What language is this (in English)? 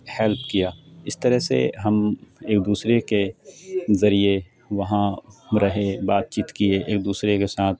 Urdu